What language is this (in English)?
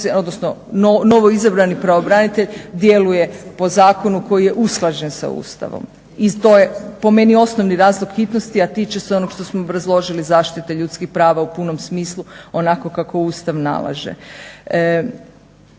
Croatian